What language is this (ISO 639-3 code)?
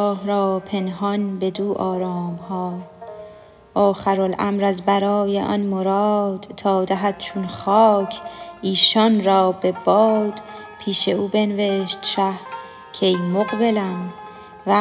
fas